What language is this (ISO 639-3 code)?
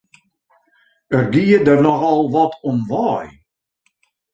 fry